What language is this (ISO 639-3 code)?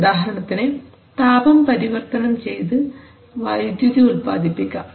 mal